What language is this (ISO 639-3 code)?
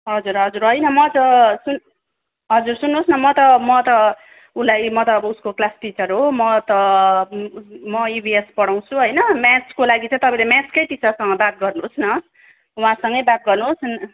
nep